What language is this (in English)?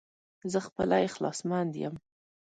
Pashto